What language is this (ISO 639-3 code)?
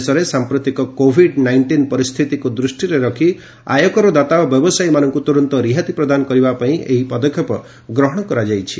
ori